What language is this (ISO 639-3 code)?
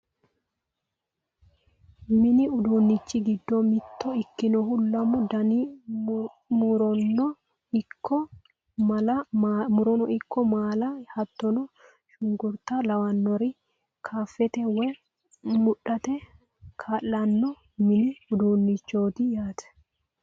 sid